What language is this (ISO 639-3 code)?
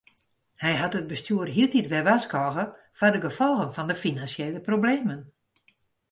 fry